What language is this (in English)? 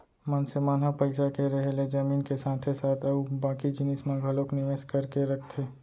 Chhattisgarhi